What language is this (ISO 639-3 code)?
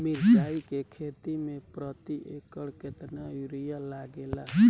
bho